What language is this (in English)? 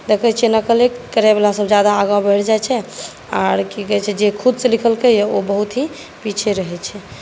Maithili